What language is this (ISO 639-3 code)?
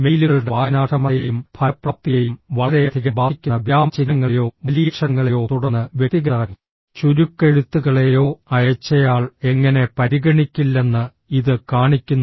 mal